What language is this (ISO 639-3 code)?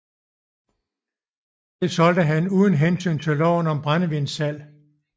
dan